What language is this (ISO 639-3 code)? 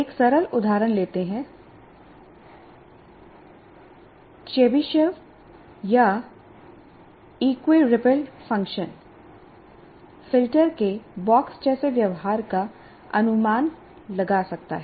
hin